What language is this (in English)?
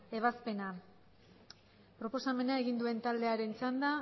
Basque